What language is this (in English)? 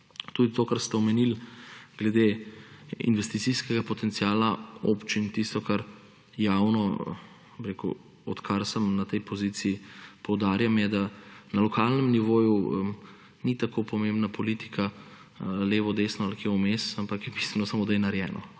Slovenian